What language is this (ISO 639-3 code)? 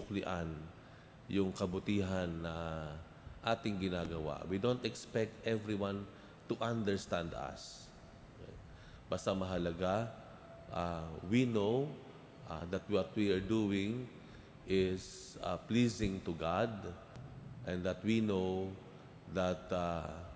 fil